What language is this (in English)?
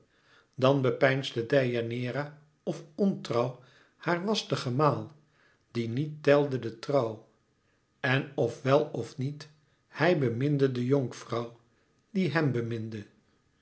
Dutch